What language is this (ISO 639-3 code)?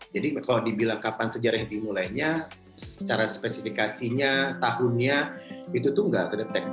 ind